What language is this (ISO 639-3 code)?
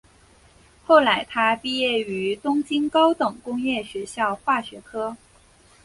zho